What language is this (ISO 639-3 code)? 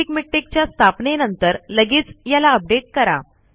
mar